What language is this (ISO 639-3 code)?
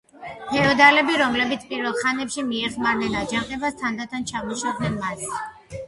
kat